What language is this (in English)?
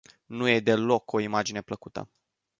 Romanian